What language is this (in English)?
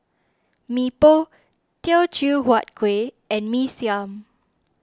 English